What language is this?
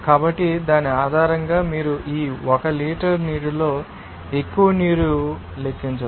Telugu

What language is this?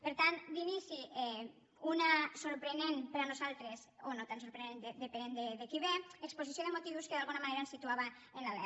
Catalan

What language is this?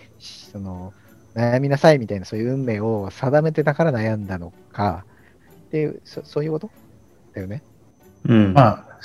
Japanese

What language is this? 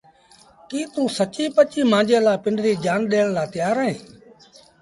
Sindhi Bhil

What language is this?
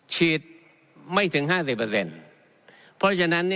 Thai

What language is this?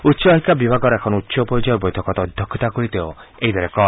Assamese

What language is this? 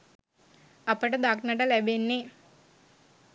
Sinhala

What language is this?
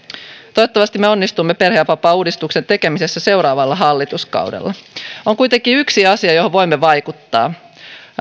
Finnish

